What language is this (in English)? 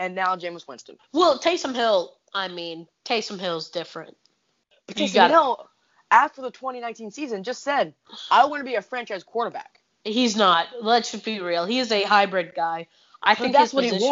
English